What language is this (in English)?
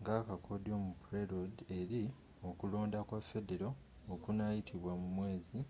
Ganda